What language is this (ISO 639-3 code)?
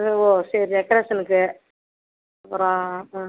tam